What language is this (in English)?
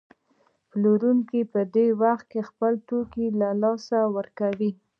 Pashto